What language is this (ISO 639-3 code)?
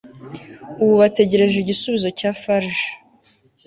kin